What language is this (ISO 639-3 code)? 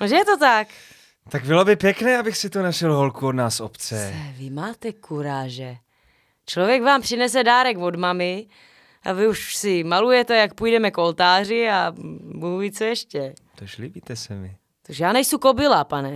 ces